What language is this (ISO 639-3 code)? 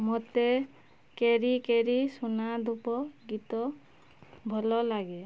ori